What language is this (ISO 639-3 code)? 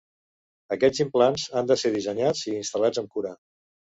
cat